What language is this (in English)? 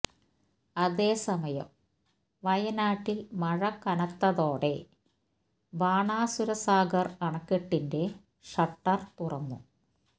Malayalam